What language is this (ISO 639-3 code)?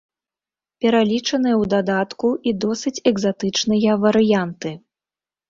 bel